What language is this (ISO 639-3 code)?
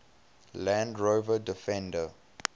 eng